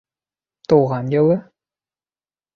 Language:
Bashkir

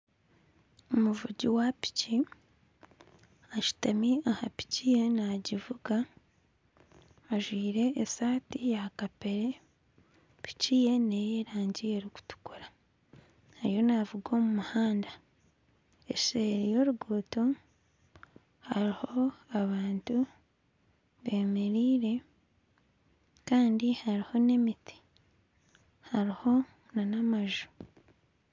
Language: Nyankole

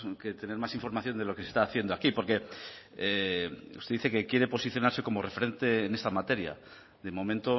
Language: Spanish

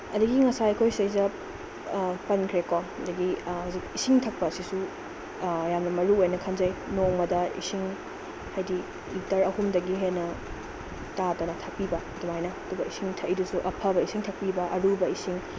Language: Manipuri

